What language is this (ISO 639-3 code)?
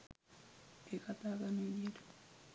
sin